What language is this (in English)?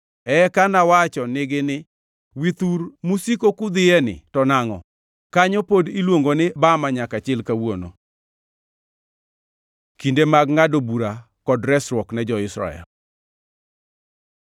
Luo (Kenya and Tanzania)